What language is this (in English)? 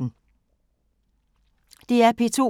Danish